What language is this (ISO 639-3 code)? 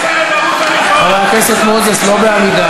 heb